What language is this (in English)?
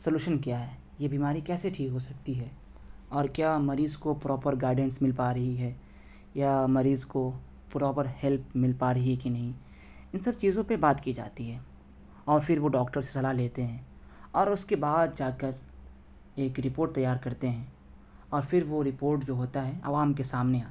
Urdu